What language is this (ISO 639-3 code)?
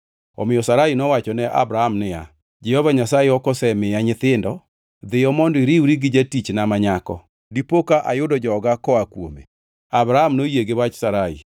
luo